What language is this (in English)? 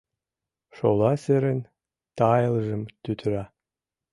Mari